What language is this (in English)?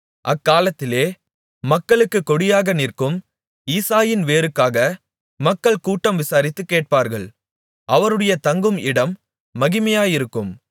Tamil